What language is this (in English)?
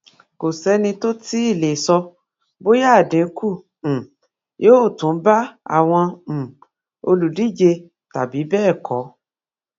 Yoruba